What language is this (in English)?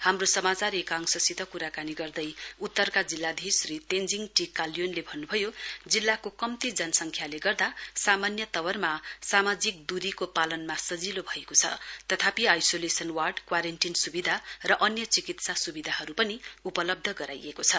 Nepali